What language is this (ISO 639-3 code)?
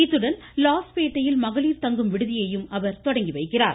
tam